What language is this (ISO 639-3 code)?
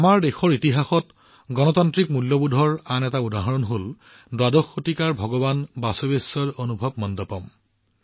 asm